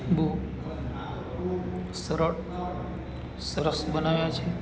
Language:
Gujarati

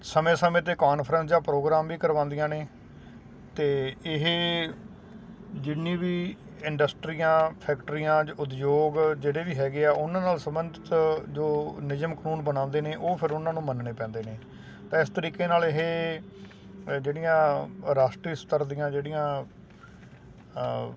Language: Punjabi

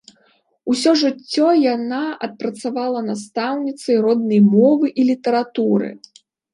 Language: Belarusian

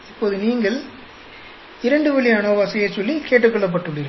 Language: Tamil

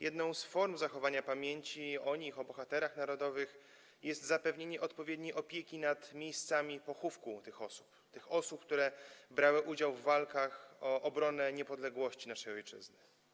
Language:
Polish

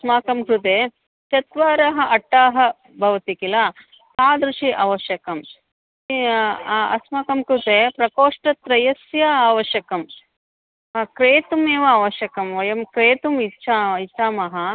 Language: Sanskrit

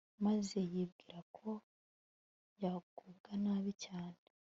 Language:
Kinyarwanda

